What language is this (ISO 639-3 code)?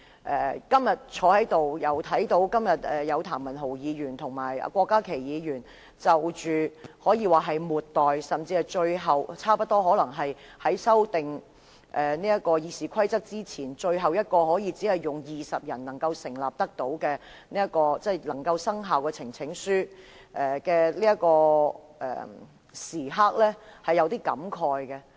yue